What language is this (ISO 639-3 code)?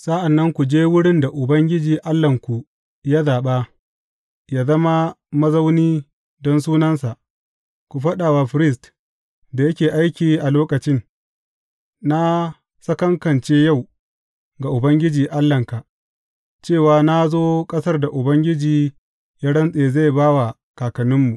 hau